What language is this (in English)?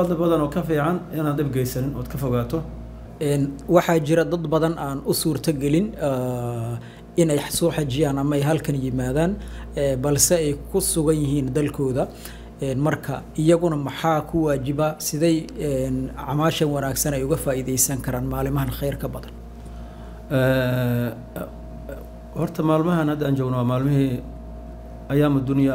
Arabic